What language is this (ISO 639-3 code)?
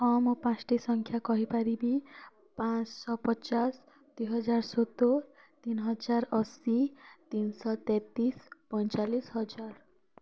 ori